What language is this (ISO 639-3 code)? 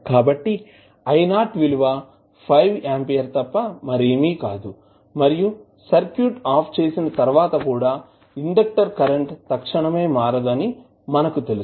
tel